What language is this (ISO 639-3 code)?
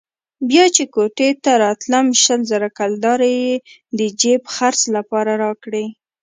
pus